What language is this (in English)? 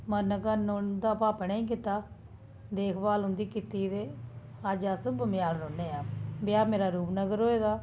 Dogri